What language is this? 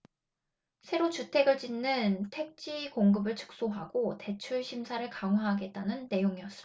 Korean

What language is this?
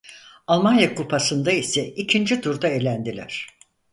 Turkish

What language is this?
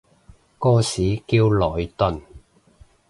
Cantonese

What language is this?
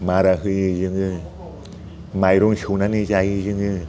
Bodo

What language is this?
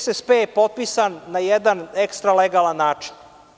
Serbian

